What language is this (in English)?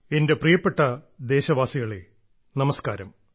Malayalam